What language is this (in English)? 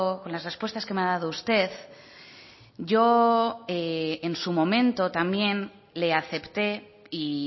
Spanish